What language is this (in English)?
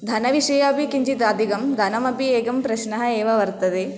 Sanskrit